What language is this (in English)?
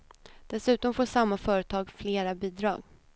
Swedish